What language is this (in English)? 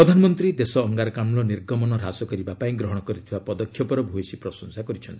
Odia